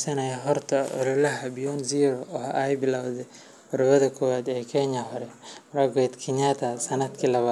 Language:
Somali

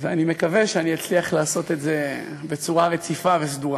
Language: Hebrew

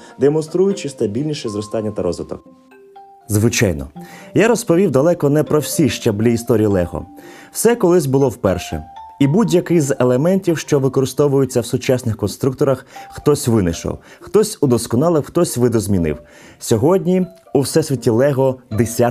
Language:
Ukrainian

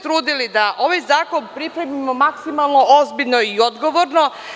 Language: Serbian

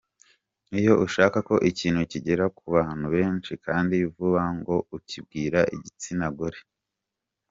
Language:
Kinyarwanda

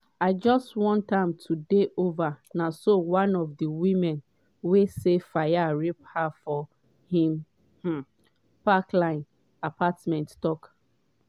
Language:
Nigerian Pidgin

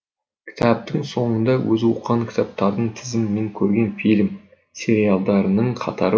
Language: Kazakh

